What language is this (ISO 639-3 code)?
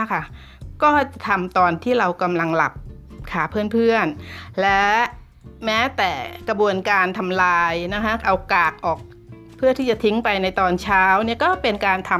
tha